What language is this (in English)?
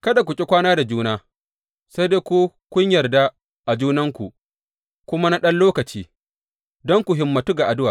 Hausa